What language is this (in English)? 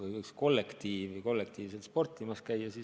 Estonian